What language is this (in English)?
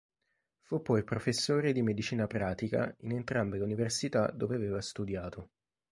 Italian